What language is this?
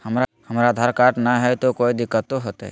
Magahi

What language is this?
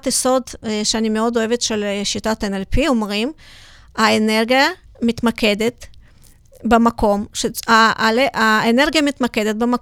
Hebrew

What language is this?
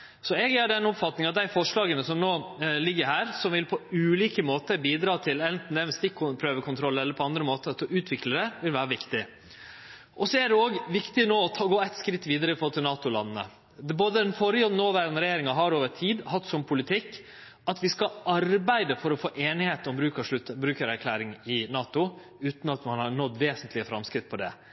Norwegian Nynorsk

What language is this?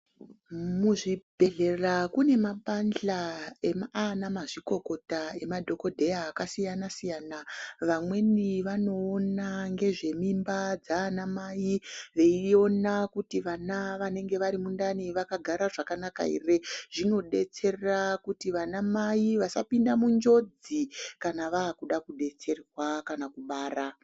Ndau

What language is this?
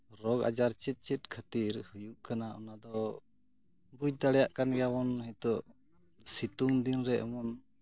Santali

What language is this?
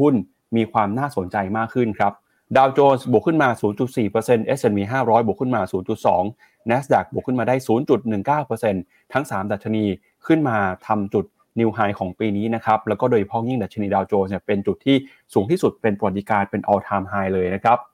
Thai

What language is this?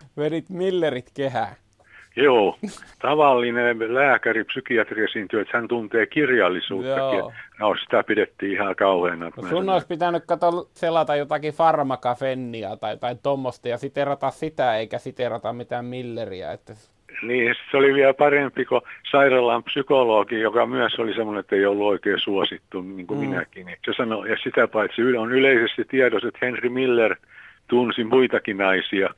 Finnish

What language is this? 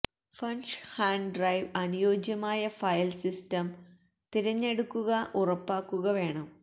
Malayalam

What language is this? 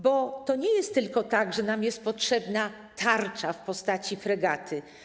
Polish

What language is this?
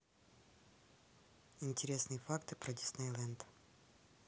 Russian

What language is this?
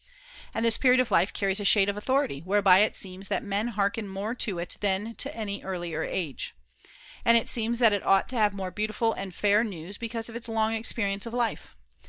English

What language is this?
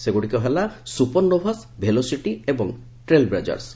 Odia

